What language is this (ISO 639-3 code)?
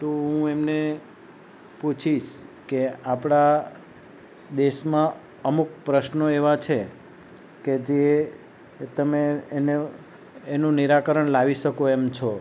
guj